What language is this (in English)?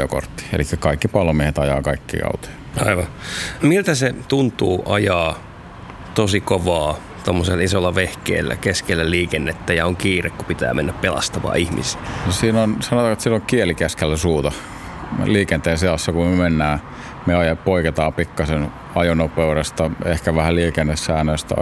Finnish